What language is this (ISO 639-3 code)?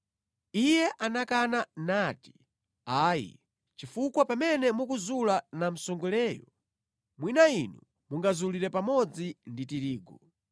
nya